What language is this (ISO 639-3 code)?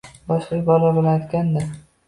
uzb